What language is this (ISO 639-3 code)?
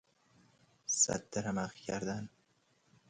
fas